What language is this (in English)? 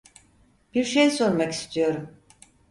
Turkish